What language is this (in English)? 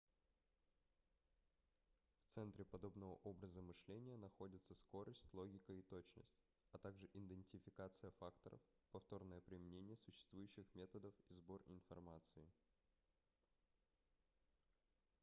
Russian